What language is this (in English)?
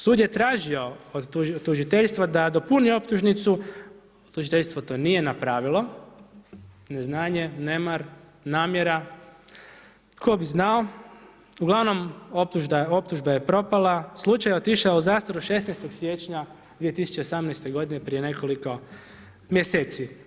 Croatian